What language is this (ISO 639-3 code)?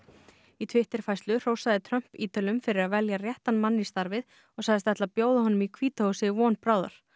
isl